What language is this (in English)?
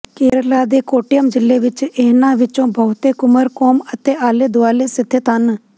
Punjabi